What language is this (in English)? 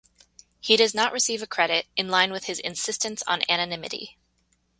English